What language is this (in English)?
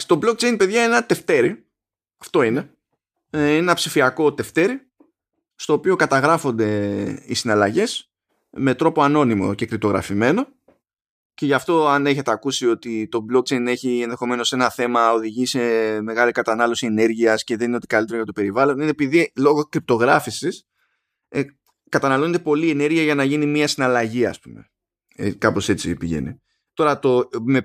Greek